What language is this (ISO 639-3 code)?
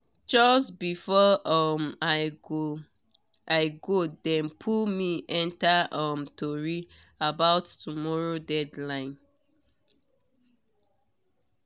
pcm